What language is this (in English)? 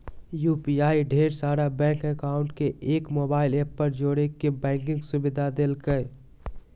Magahi